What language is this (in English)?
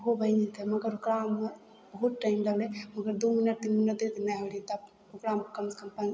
Maithili